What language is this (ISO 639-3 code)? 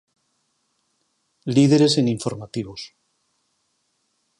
glg